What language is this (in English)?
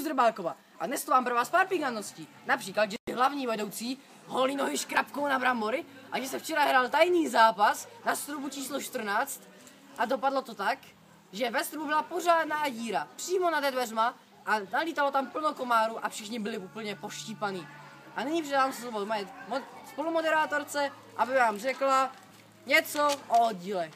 Czech